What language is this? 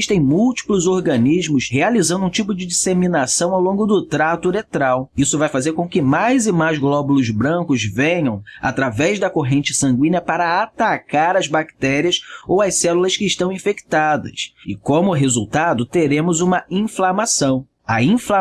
Portuguese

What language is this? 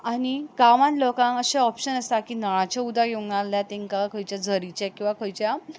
Konkani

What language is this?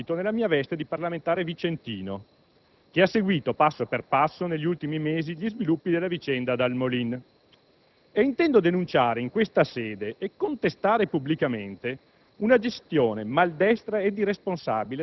Italian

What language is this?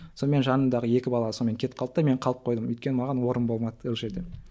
Kazakh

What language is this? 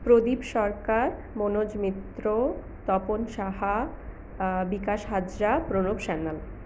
Bangla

